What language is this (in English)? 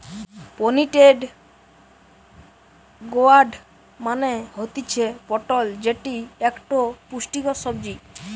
Bangla